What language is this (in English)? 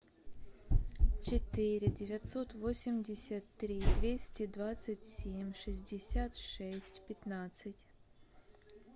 Russian